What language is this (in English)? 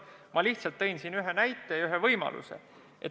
Estonian